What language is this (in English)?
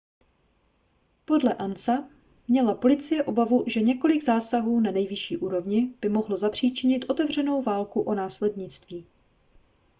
Czech